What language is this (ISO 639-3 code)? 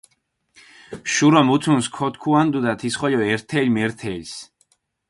xmf